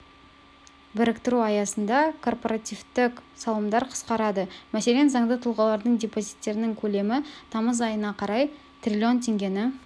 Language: Kazakh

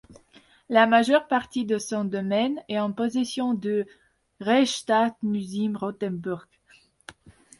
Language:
French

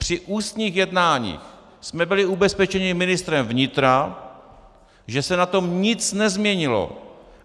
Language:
Czech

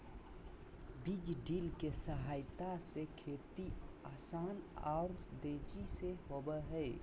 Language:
Magahi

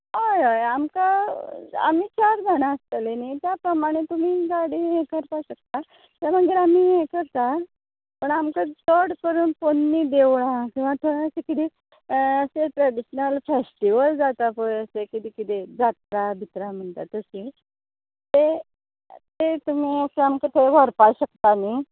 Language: Konkani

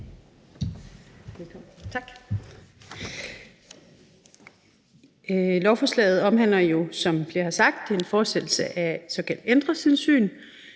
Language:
Danish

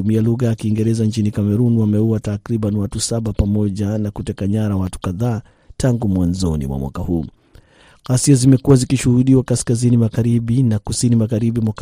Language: Swahili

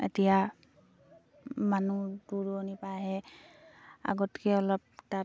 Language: Assamese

